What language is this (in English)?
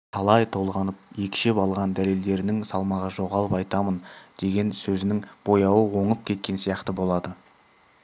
Kazakh